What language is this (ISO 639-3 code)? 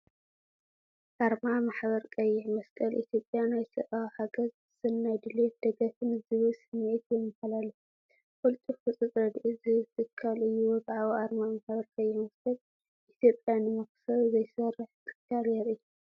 tir